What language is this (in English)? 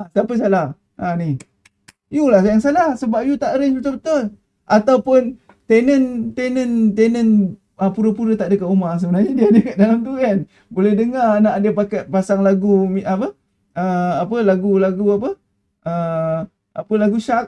Malay